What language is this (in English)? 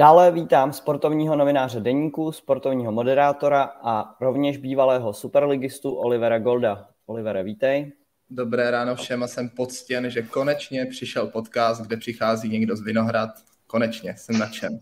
Czech